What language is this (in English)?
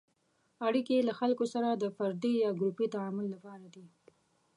Pashto